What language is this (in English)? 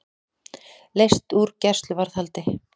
Icelandic